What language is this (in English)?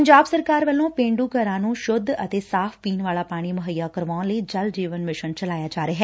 Punjabi